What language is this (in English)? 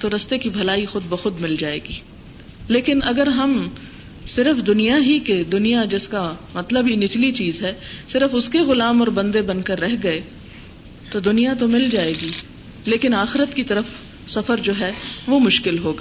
Urdu